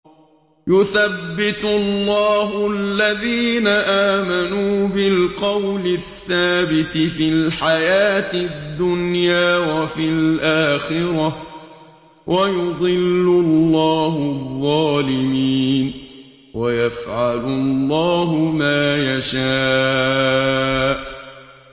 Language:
Arabic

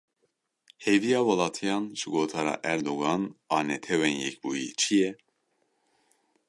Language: Kurdish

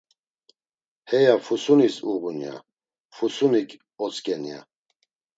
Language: Laz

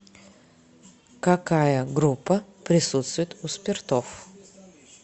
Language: Russian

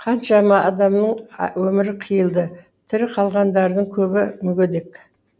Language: Kazakh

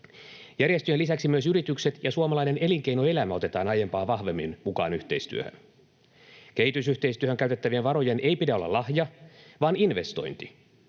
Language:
Finnish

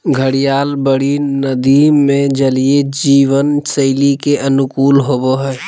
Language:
Magahi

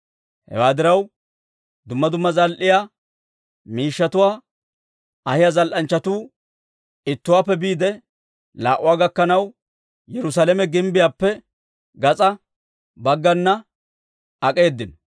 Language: Dawro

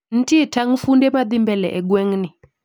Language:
Luo (Kenya and Tanzania)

